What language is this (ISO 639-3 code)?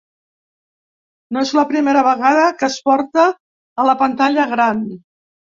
cat